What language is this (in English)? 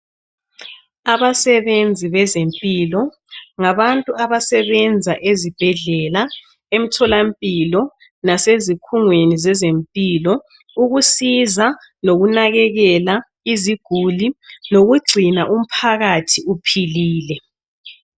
North Ndebele